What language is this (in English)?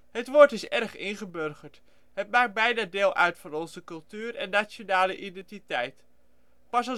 Dutch